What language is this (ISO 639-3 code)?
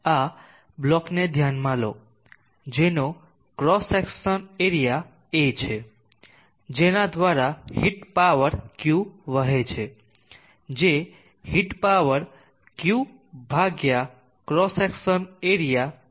guj